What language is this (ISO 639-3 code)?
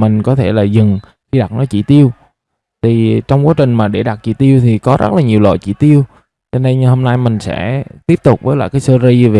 vie